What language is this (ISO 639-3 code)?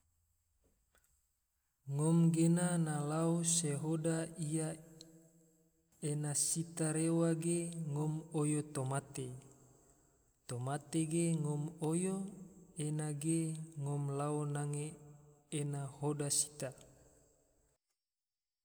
tvo